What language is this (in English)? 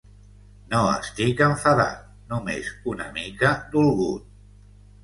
Catalan